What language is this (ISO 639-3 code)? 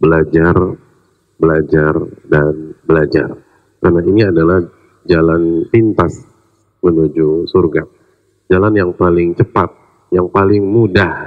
ind